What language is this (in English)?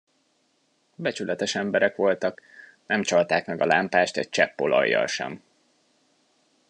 Hungarian